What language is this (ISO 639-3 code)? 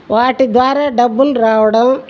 tel